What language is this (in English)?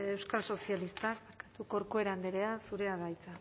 Basque